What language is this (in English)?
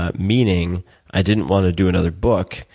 English